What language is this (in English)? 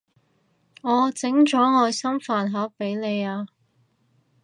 Cantonese